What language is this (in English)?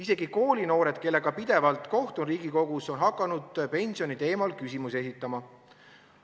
Estonian